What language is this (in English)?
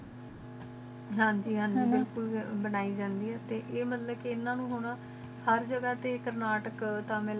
Punjabi